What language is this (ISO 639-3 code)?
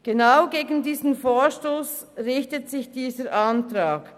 gsw